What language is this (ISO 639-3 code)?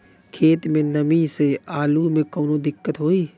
bho